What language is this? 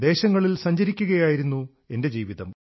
Malayalam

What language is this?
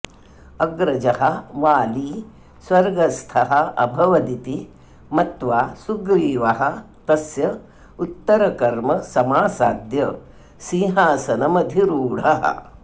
Sanskrit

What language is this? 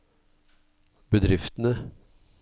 Norwegian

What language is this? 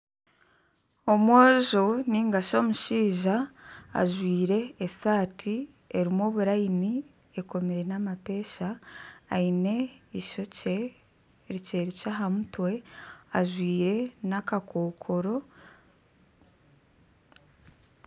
Nyankole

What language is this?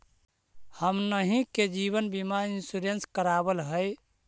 Magahi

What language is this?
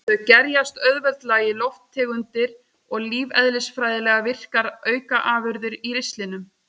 Icelandic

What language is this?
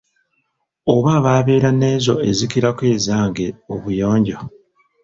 Ganda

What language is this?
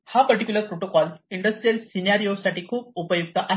Marathi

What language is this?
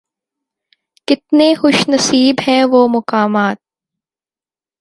Urdu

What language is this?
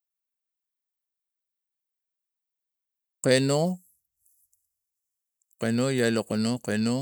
Tigak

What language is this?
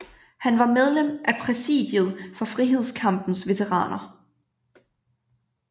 Danish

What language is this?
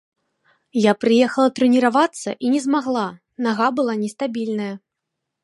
Belarusian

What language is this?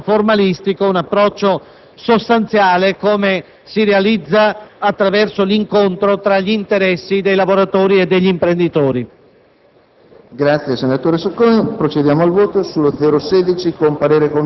Italian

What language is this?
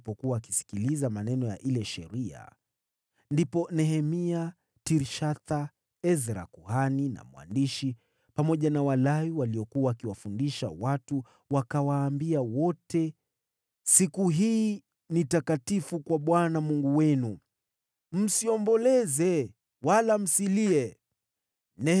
Swahili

